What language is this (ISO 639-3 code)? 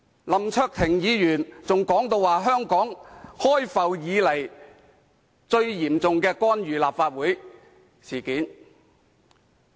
yue